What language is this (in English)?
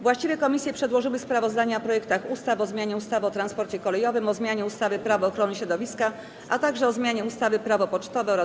Polish